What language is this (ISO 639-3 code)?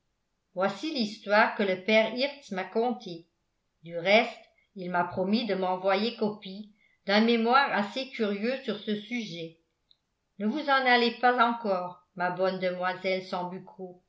fra